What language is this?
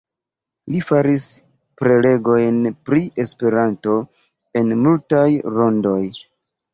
Esperanto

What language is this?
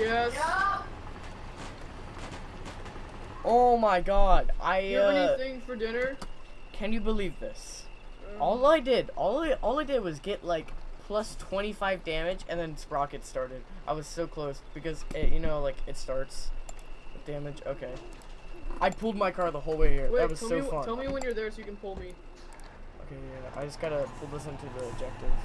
English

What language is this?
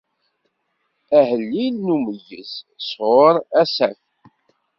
Kabyle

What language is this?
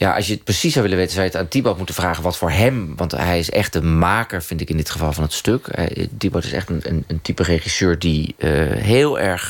Dutch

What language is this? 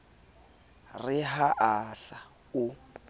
Southern Sotho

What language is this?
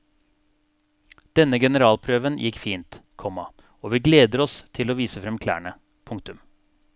Norwegian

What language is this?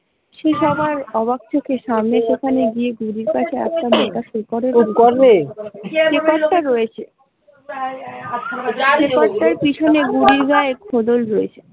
Bangla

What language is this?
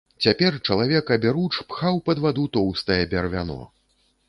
Belarusian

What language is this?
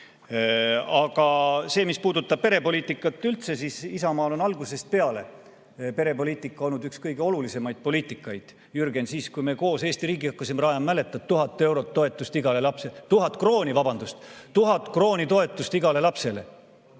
Estonian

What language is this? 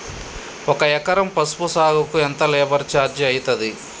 Telugu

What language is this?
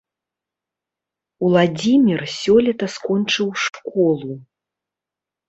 Belarusian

